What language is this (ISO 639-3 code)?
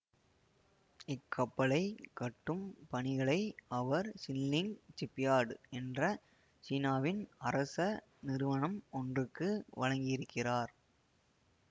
tam